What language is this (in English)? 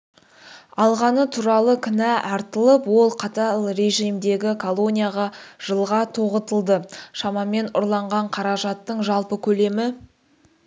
Kazakh